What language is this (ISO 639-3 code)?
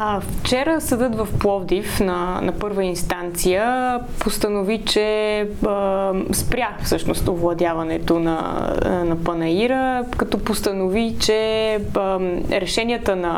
bul